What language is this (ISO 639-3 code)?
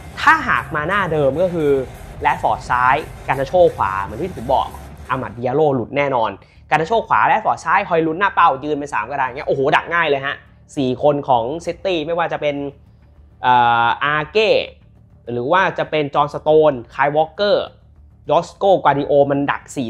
tha